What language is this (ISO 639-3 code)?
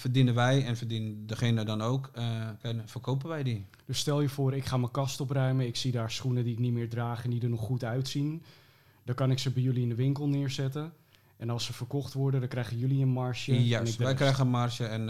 nld